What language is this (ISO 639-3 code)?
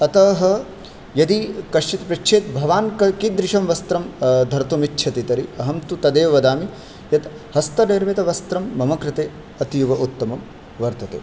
san